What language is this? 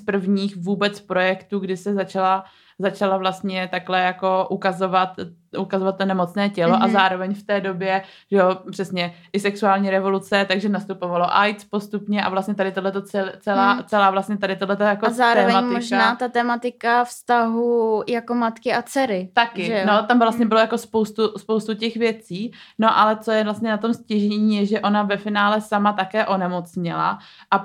Czech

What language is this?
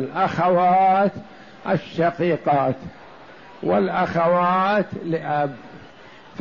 Arabic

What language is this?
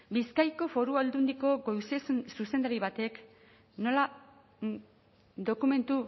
Basque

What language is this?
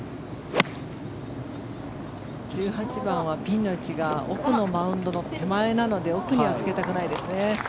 Japanese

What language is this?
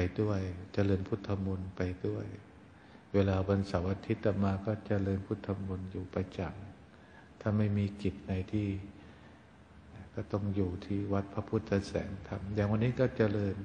Thai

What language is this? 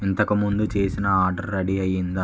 Telugu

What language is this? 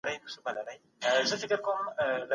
Pashto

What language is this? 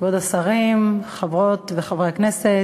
Hebrew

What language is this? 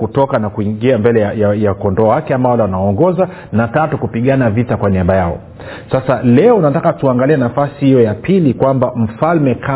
Swahili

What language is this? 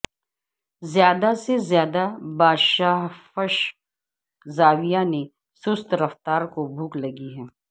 Urdu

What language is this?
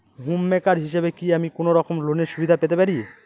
Bangla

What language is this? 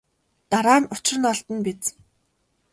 Mongolian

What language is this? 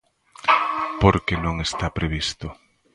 Galician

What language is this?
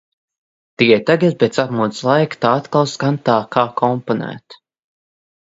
Latvian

